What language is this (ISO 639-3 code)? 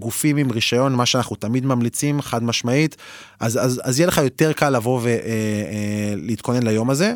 heb